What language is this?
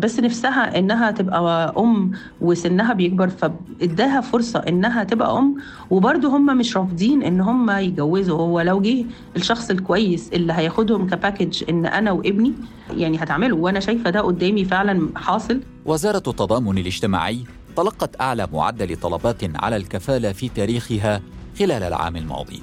Arabic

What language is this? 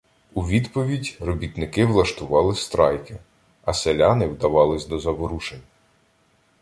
Ukrainian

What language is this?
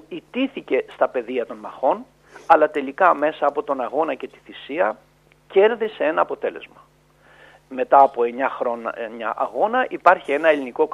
Greek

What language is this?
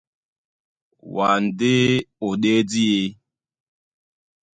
Duala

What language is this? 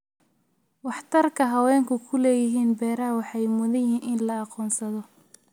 Somali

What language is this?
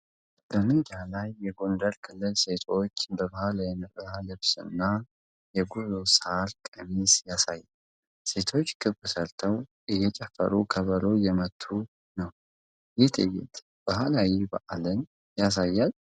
Amharic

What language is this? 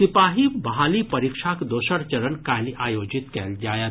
Maithili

